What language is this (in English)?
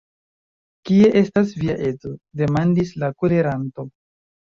Esperanto